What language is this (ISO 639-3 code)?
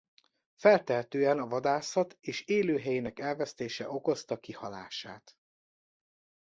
hun